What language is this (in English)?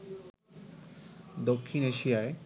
Bangla